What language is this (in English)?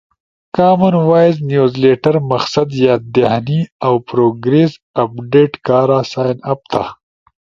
Ushojo